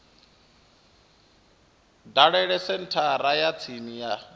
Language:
Venda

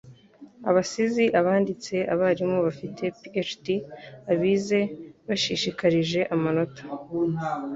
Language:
Kinyarwanda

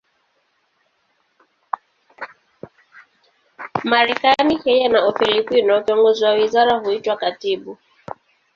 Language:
Swahili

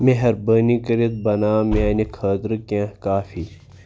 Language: Kashmiri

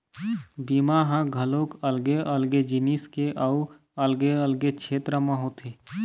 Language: Chhattisgarhi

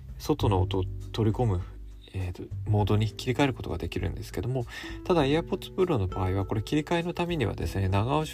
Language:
Japanese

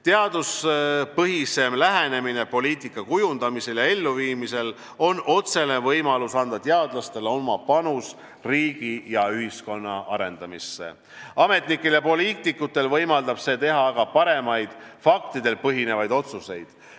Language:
Estonian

